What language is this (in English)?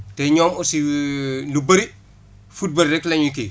Wolof